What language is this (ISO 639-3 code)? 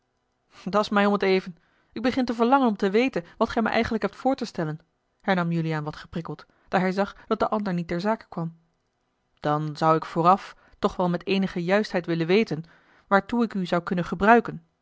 nld